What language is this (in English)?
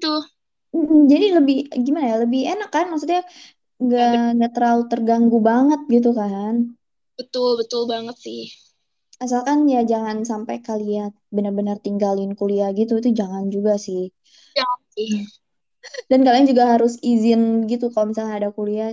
Indonesian